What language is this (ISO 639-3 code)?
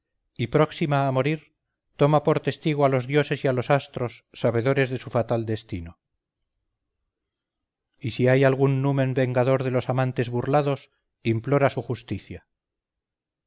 spa